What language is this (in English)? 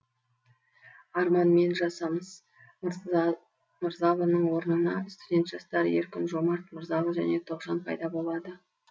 Kazakh